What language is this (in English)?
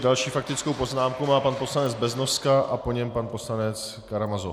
Czech